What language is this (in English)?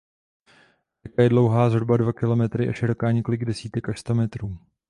Czech